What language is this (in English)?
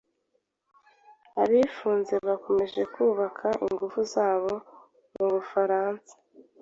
Kinyarwanda